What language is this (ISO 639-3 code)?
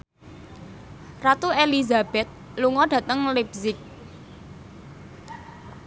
jav